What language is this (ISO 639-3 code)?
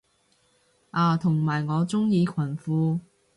yue